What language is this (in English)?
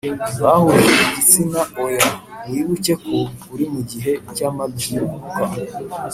Kinyarwanda